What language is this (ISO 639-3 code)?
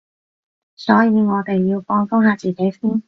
yue